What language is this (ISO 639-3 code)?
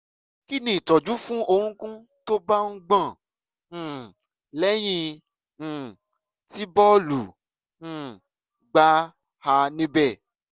yor